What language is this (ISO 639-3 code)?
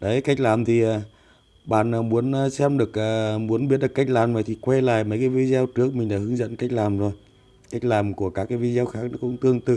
vie